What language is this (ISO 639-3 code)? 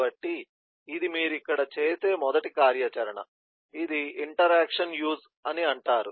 tel